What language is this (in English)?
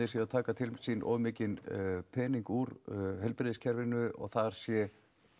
Icelandic